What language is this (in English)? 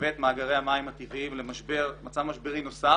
Hebrew